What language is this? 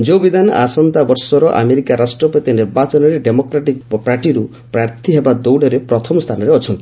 Odia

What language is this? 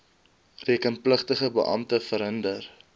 Afrikaans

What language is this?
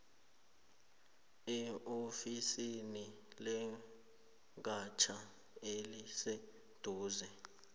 South Ndebele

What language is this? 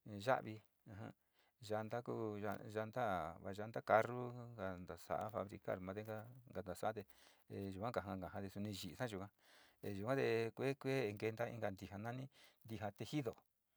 Sinicahua Mixtec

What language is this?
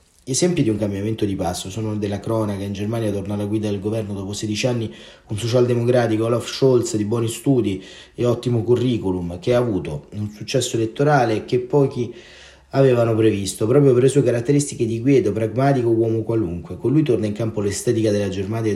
Italian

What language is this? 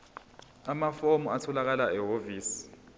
Zulu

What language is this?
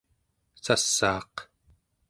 Central Yupik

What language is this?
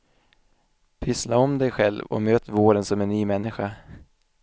Swedish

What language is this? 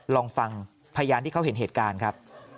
Thai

